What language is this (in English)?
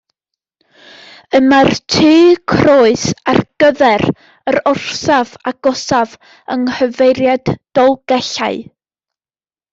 Welsh